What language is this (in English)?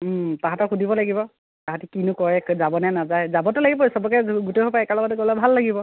Assamese